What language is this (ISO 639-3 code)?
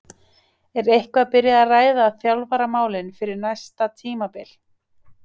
isl